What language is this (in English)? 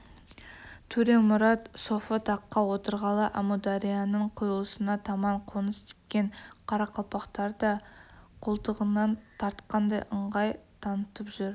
Kazakh